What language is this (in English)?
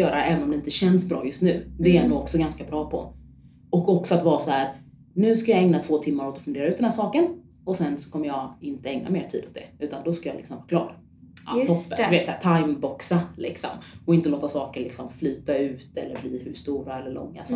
Swedish